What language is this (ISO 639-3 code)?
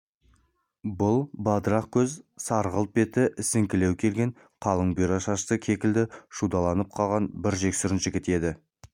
kaz